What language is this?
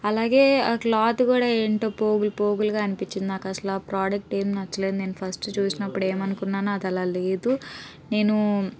Telugu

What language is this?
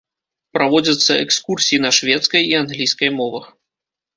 Belarusian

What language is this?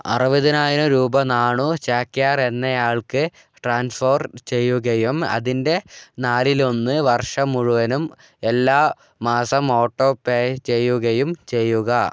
Malayalam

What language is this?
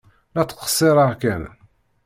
Kabyle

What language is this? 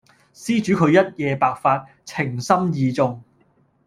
Cantonese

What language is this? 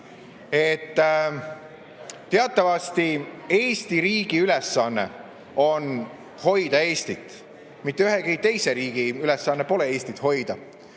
Estonian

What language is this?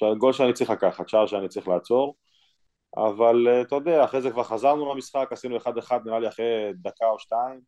Hebrew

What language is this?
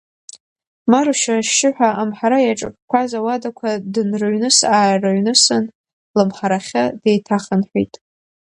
Abkhazian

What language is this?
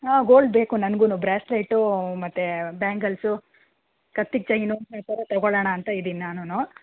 Kannada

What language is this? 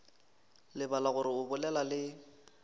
Northern Sotho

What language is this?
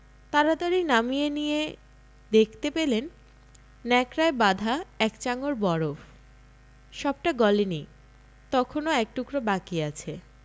Bangla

